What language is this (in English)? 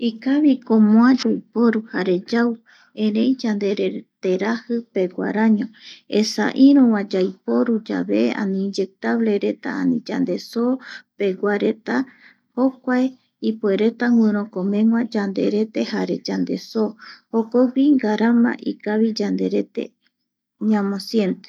Eastern Bolivian Guaraní